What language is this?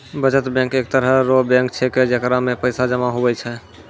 Maithili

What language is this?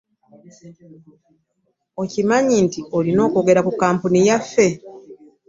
Ganda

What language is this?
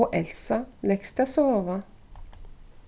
Faroese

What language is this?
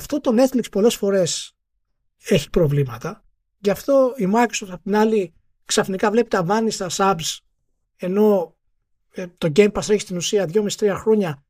Greek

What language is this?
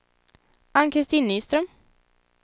Swedish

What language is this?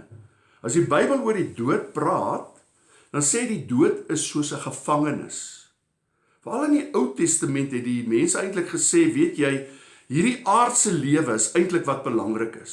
Dutch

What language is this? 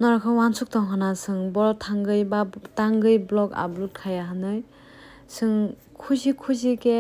Korean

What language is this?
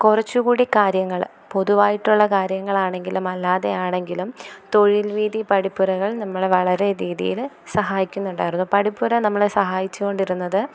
Malayalam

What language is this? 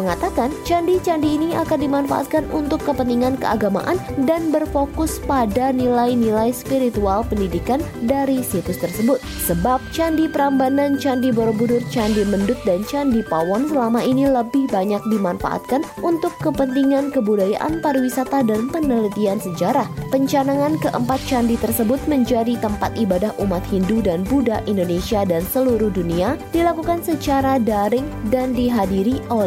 Indonesian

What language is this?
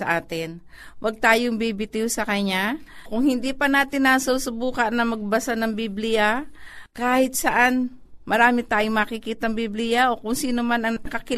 Filipino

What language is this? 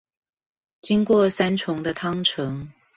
Chinese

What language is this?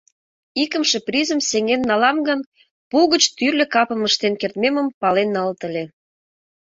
Mari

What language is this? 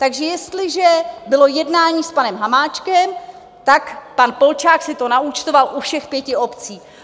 Czech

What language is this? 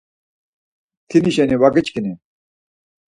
Laz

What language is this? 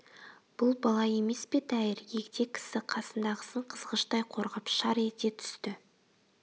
Kazakh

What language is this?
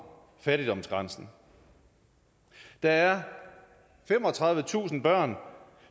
Danish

